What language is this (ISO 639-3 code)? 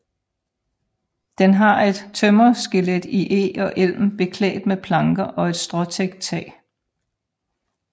dan